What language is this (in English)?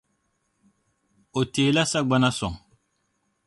Dagbani